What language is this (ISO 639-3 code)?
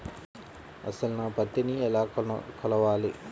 tel